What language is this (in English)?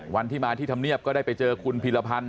Thai